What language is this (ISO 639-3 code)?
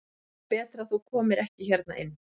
isl